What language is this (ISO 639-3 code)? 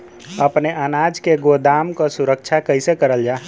bho